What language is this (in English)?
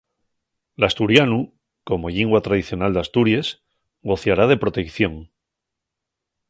Asturian